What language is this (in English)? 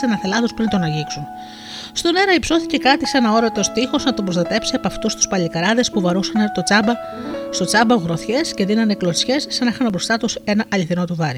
Greek